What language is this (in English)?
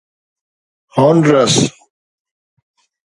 Sindhi